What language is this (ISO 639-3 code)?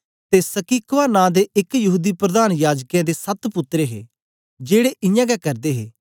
doi